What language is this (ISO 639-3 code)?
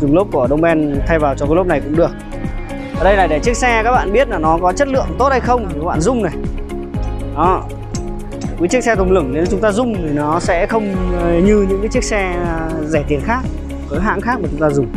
vie